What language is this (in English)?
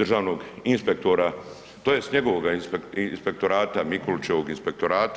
Croatian